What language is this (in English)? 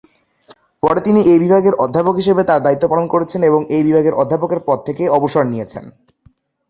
Bangla